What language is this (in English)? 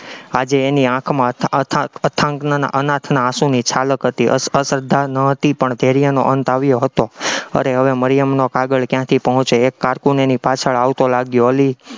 Gujarati